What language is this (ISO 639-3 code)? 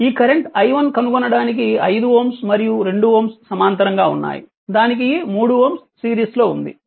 tel